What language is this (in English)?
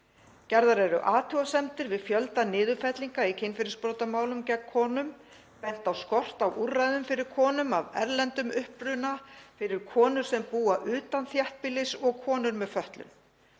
Icelandic